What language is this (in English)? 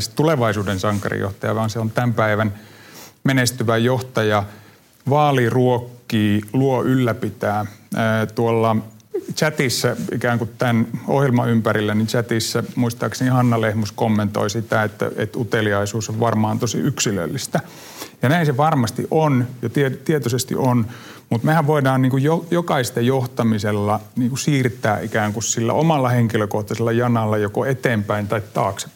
Finnish